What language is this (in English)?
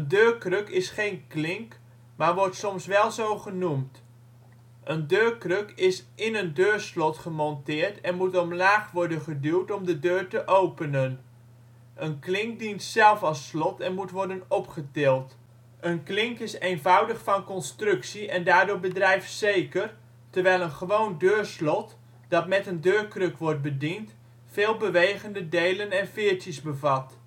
Dutch